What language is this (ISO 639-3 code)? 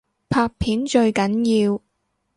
yue